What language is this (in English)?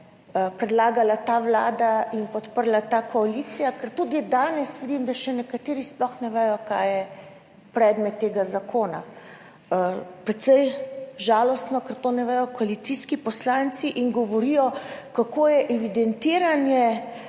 Slovenian